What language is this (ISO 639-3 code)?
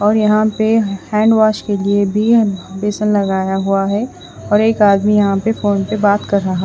hin